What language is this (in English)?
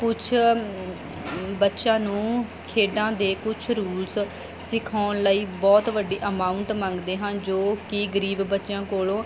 Punjabi